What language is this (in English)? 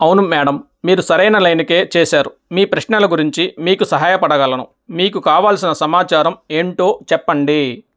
Telugu